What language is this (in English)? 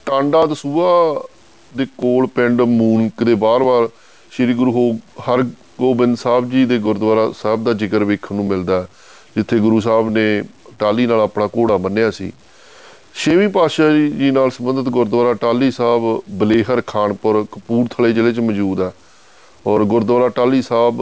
Punjabi